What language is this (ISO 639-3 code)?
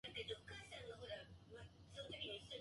jpn